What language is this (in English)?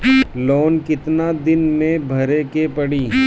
Bhojpuri